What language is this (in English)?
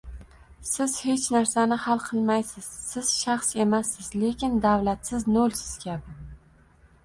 Uzbek